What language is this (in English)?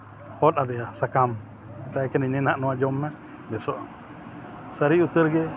Santali